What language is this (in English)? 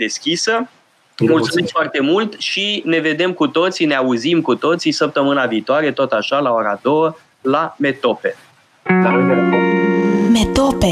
Romanian